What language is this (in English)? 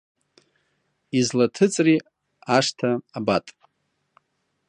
Abkhazian